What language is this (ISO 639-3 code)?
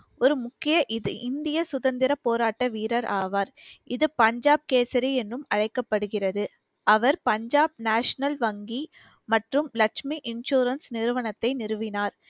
tam